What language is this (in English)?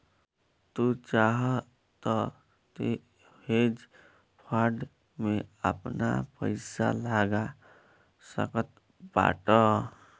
Bhojpuri